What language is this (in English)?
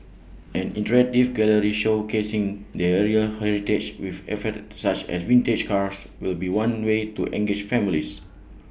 English